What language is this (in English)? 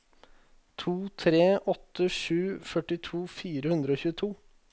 Norwegian